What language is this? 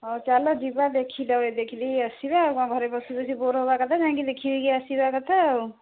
Odia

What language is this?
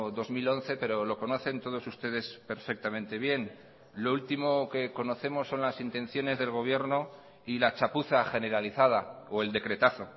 Spanish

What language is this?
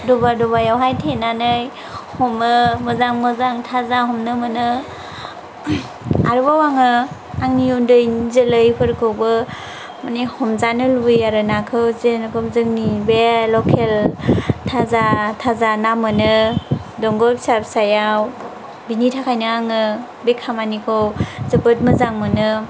Bodo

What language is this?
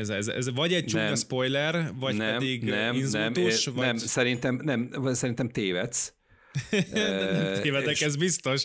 Hungarian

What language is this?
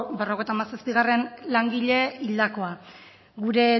Basque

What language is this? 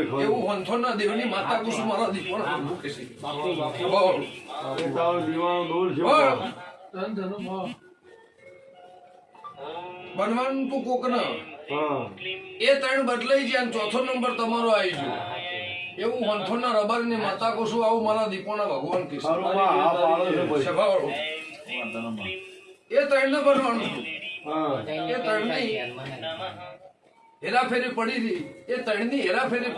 Gujarati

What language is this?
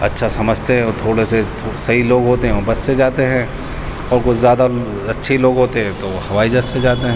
Urdu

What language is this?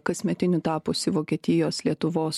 Lithuanian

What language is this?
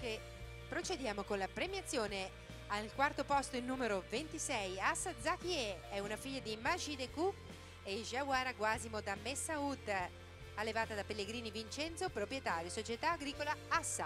Italian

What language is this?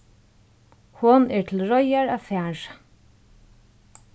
Faroese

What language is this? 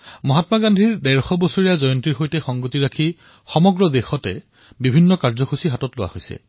Assamese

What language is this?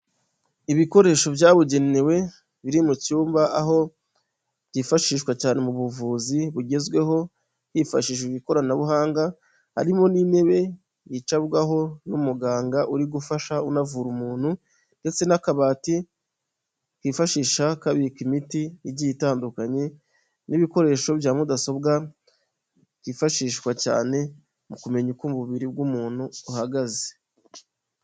Kinyarwanda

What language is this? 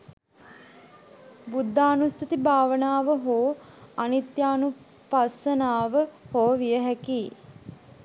Sinhala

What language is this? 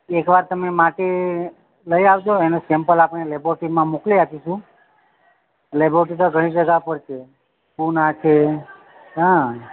Gujarati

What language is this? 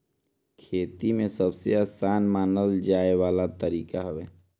Bhojpuri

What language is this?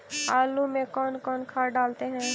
Magahi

